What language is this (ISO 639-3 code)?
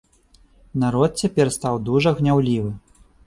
bel